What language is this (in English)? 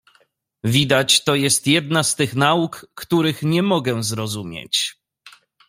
Polish